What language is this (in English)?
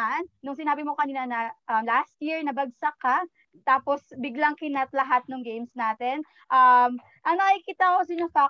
Filipino